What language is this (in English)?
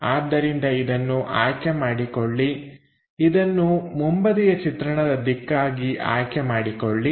Kannada